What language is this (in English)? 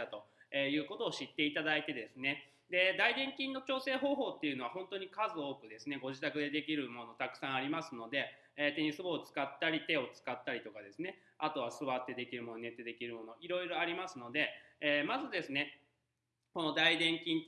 Japanese